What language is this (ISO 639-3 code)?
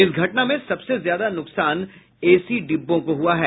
hin